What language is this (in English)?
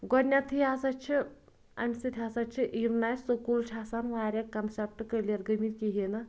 Kashmiri